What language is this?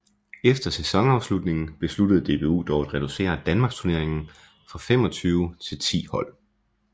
Danish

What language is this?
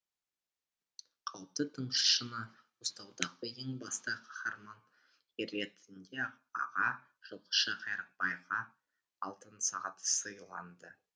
Kazakh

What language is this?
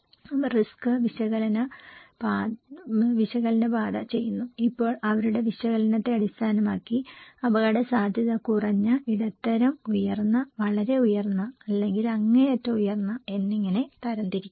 Malayalam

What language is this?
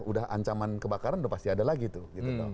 Indonesian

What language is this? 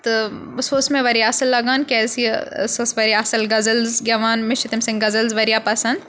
Kashmiri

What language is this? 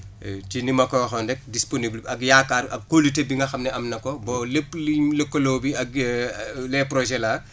Wolof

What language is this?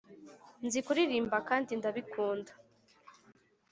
Kinyarwanda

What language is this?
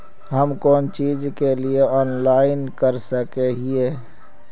Magahi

